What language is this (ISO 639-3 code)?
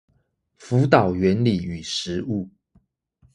zho